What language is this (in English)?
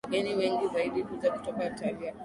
Swahili